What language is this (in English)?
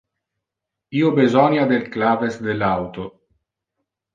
Interlingua